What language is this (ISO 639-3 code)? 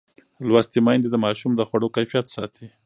pus